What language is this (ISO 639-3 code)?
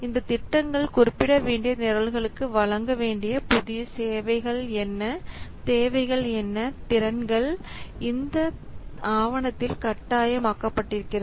tam